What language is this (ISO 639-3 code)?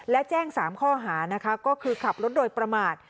tha